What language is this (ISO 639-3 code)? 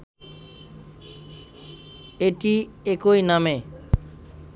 ben